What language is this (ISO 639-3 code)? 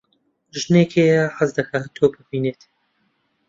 ckb